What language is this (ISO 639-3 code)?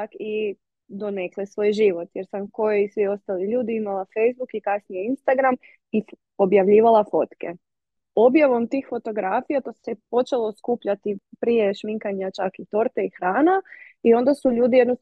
hrv